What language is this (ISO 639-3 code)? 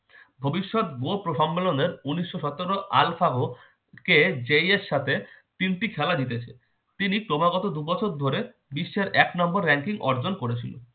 ben